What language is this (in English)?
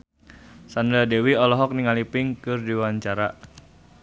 Sundanese